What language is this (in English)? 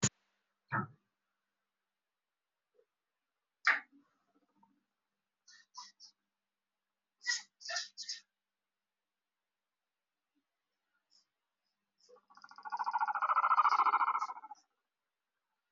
Somali